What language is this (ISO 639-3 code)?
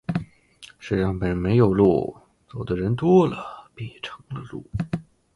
zho